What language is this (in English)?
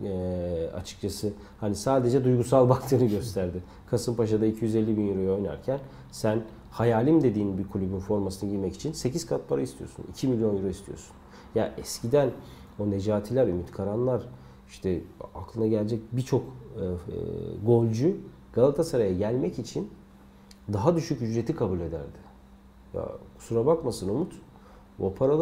Turkish